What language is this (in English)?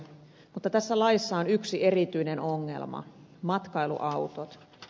Finnish